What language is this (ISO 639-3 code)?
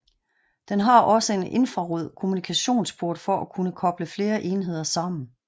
dan